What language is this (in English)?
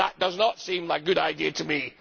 English